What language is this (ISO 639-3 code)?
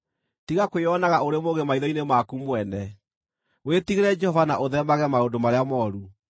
kik